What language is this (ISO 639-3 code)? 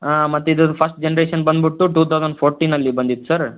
kan